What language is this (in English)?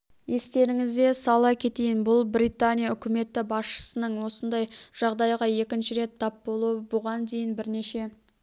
Kazakh